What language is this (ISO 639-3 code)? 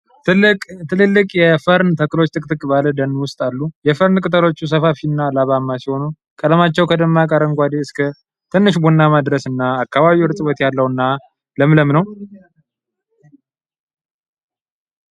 amh